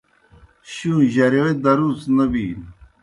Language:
Kohistani Shina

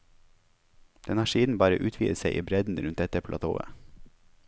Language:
Norwegian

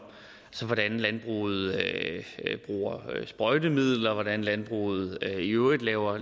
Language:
Danish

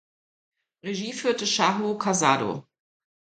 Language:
German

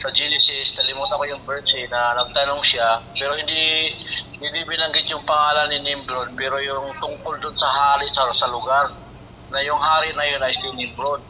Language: Filipino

